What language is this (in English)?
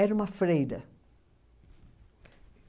Portuguese